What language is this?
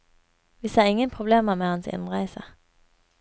Norwegian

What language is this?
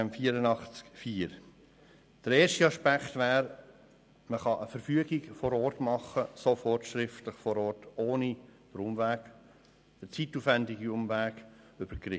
Swiss German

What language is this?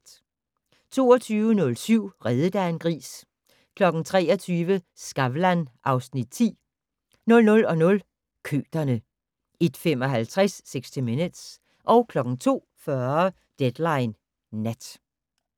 Danish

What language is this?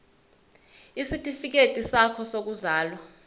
Zulu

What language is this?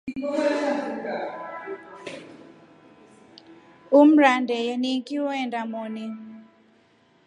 Rombo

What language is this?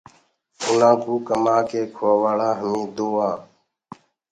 Gurgula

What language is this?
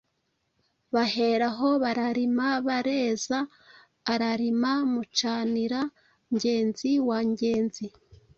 Kinyarwanda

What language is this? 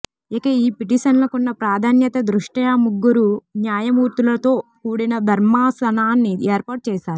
Telugu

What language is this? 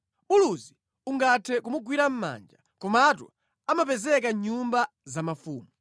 Nyanja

